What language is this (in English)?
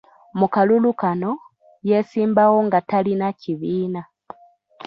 Ganda